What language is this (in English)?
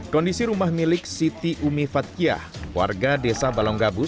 Indonesian